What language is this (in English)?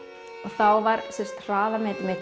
Icelandic